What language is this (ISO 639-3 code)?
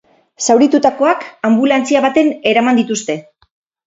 eus